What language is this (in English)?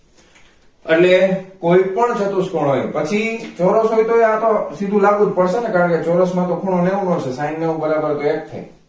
Gujarati